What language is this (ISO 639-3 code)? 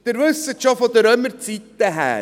gsw